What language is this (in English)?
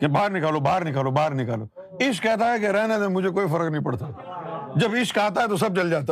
Urdu